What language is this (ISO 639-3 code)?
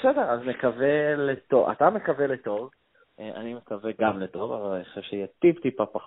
heb